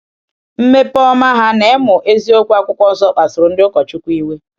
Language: Igbo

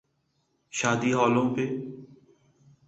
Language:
Urdu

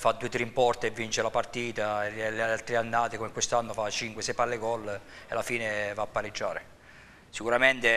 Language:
Italian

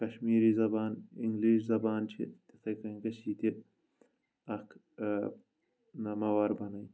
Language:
Kashmiri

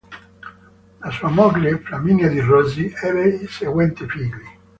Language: Italian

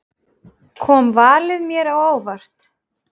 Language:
Icelandic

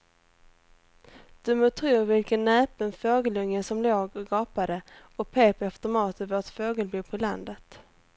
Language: Swedish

